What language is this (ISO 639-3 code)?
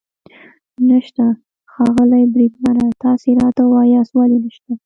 pus